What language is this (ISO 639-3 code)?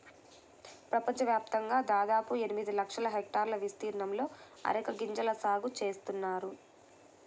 tel